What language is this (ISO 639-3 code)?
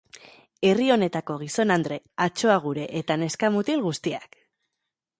eus